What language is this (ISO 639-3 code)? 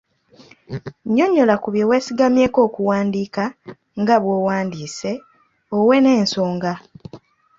lug